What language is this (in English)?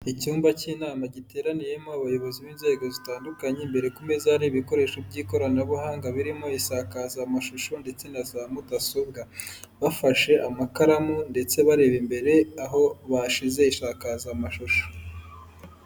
Kinyarwanda